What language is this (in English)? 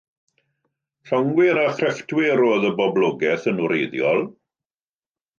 Welsh